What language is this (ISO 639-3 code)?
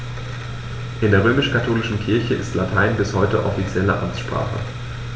deu